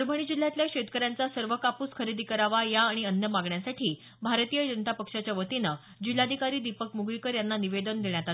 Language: Marathi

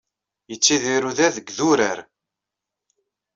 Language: Kabyle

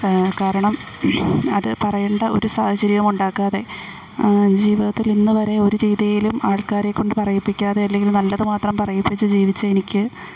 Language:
Malayalam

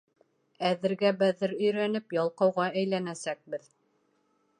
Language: Bashkir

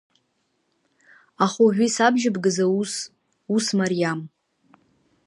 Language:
Abkhazian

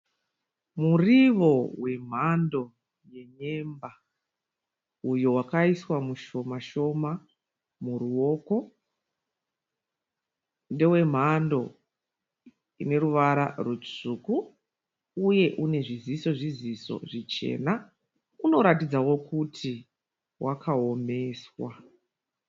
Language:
Shona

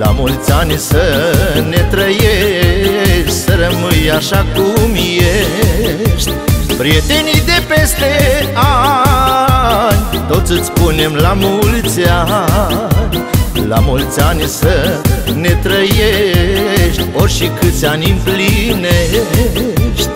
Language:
Romanian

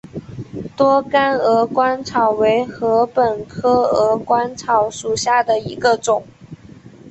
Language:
Chinese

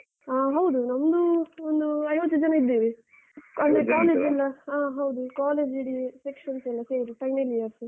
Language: Kannada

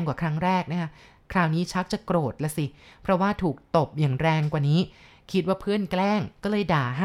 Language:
Thai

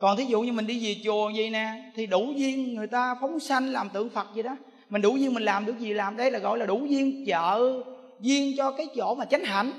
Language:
Vietnamese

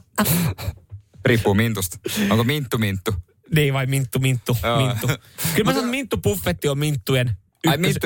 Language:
Finnish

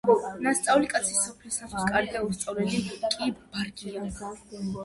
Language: Georgian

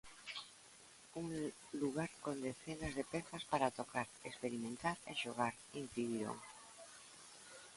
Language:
Galician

